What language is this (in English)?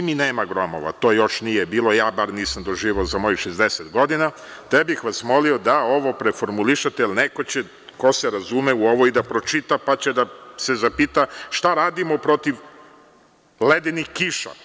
Serbian